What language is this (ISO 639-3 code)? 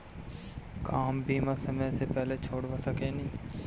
bho